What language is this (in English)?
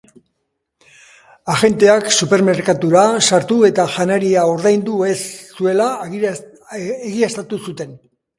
Basque